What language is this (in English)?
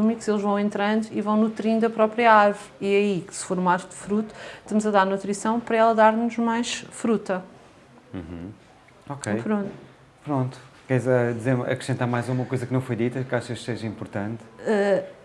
Portuguese